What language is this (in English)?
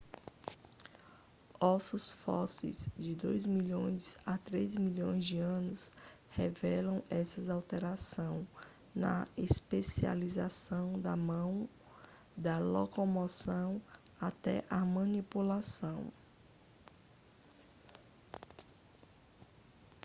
Portuguese